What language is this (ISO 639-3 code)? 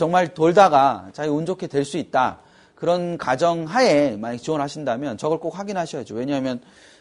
kor